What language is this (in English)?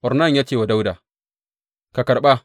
Hausa